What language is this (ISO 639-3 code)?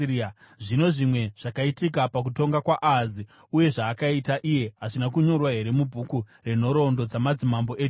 sna